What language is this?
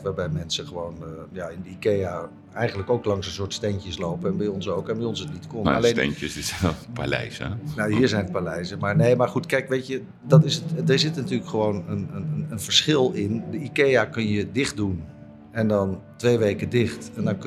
Dutch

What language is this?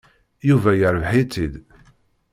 Kabyle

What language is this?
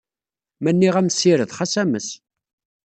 Kabyle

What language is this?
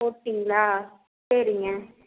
Tamil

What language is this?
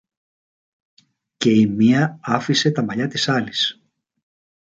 Greek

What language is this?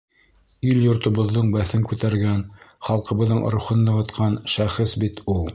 Bashkir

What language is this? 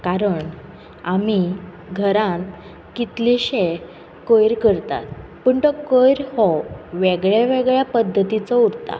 Konkani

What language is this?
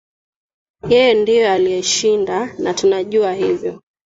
Swahili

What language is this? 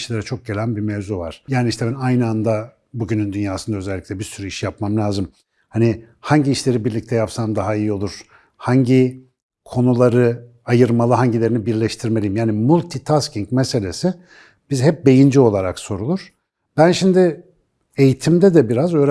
Turkish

